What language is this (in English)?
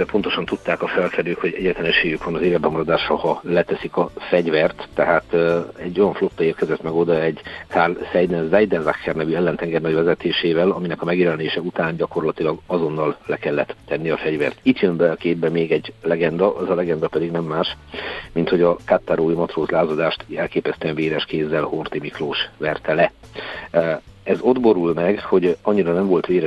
Hungarian